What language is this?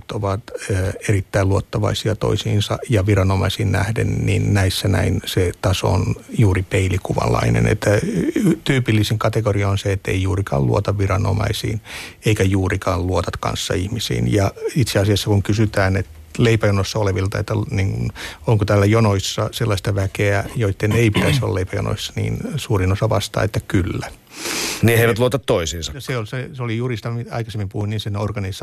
Finnish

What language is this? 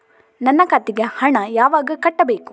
Kannada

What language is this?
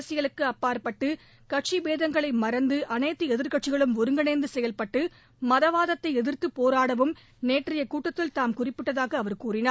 Tamil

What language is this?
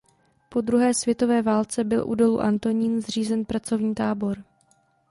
Czech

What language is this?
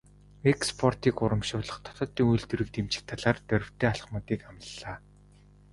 Mongolian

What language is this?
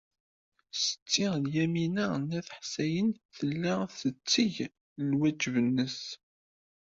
Kabyle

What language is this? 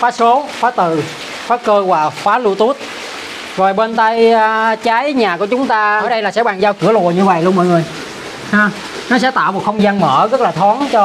Vietnamese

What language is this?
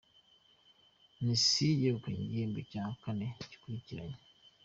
Kinyarwanda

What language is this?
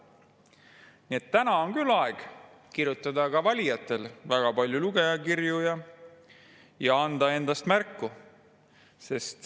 Estonian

